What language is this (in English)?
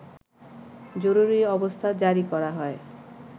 Bangla